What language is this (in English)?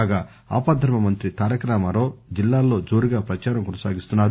Telugu